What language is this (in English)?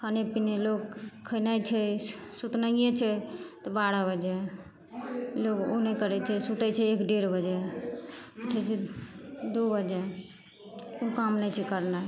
Maithili